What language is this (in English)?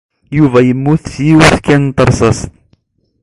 Kabyle